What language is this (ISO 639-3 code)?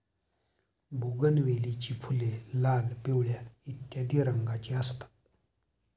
mar